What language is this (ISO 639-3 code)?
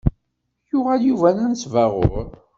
kab